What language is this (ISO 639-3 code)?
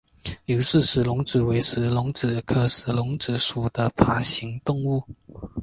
zho